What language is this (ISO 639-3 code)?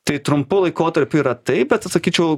lit